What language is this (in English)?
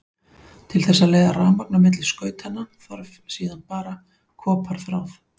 Icelandic